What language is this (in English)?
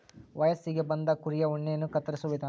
Kannada